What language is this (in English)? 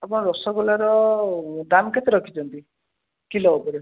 Odia